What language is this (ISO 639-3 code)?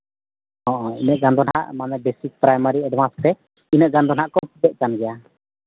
sat